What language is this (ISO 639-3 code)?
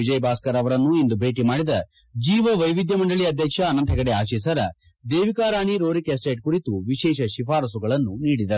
kan